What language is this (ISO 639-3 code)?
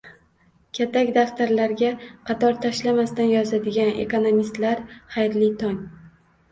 uzb